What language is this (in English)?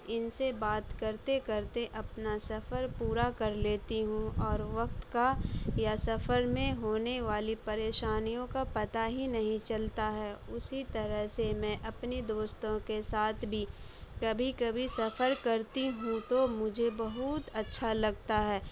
Urdu